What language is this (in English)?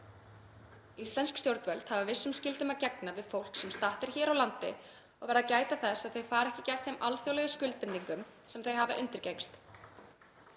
Icelandic